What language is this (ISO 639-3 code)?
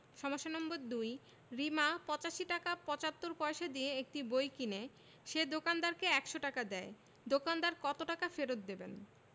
ben